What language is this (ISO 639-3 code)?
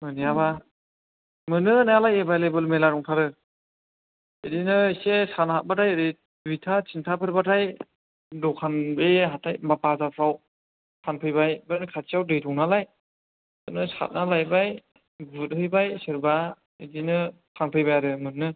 brx